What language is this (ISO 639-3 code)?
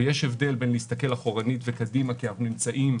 heb